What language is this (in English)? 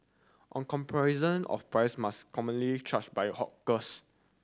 English